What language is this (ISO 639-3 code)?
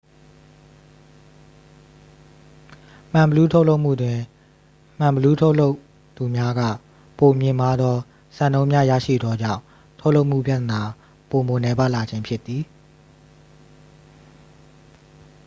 mya